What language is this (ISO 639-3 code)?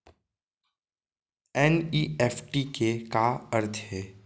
hne